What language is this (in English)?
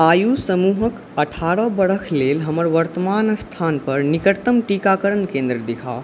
Maithili